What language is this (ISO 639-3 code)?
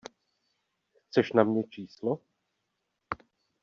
ces